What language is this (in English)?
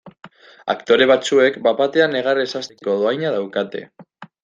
Basque